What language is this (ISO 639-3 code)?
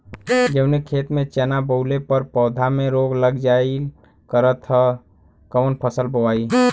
bho